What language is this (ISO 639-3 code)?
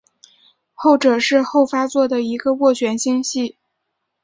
zho